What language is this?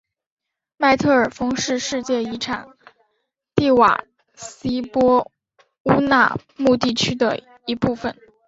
Chinese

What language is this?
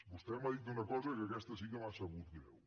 Catalan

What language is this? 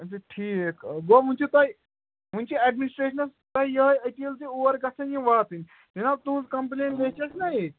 Kashmiri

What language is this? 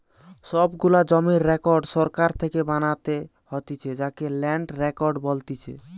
Bangla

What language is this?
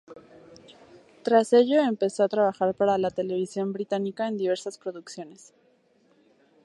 Spanish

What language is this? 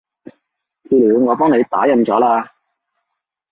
Cantonese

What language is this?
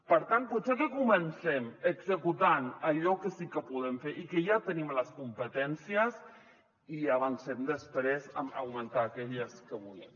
Catalan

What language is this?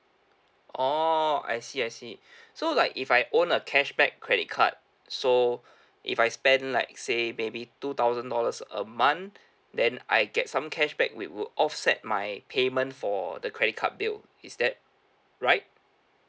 English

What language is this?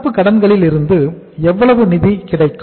Tamil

